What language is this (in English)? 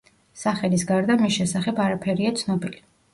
Georgian